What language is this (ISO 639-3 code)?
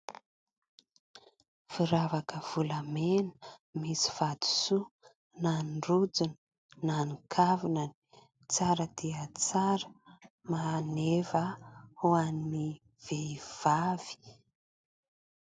mlg